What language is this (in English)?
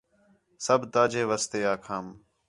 Khetrani